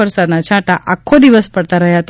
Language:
Gujarati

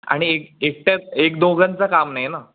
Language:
Marathi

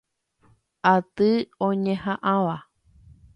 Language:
Guarani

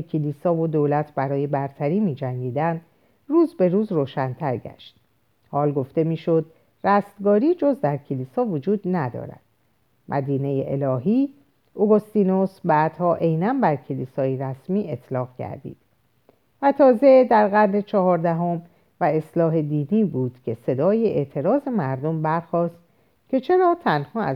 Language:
Persian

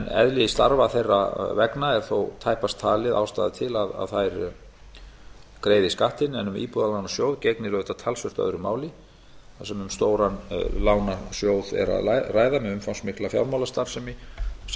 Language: Icelandic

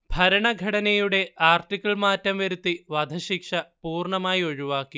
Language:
Malayalam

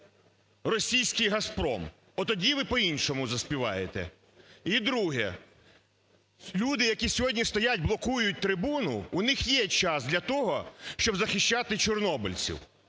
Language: Ukrainian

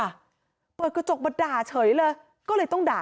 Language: Thai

